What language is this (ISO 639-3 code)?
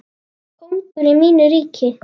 isl